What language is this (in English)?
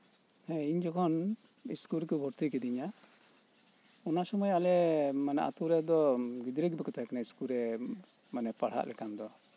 Santali